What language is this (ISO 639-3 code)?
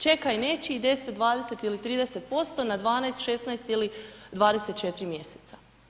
hrv